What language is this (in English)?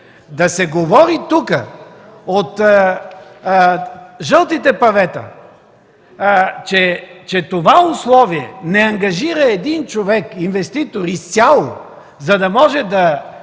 Bulgarian